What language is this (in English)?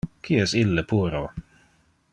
Interlingua